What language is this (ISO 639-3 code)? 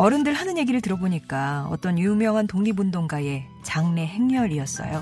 kor